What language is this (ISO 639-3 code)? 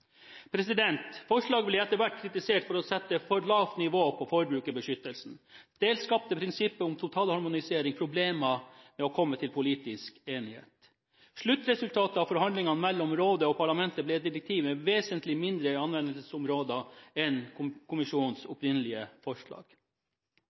nob